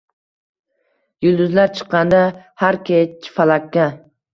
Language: Uzbek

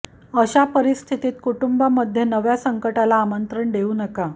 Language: Marathi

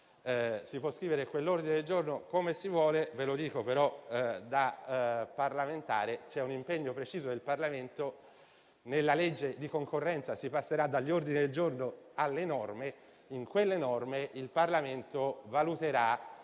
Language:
Italian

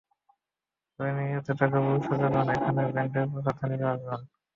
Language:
Bangla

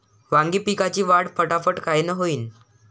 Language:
Marathi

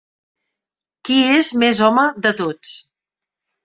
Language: Catalan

